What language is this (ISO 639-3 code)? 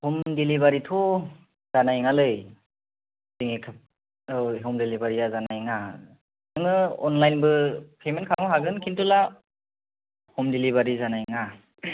brx